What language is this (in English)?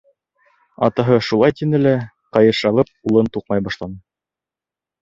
Bashkir